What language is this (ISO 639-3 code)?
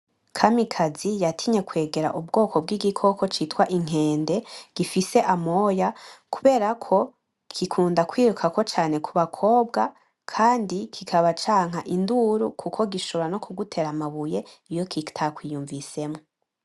run